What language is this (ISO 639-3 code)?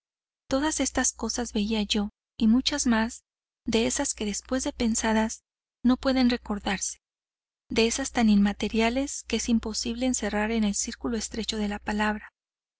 spa